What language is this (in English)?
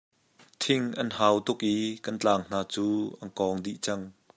Hakha Chin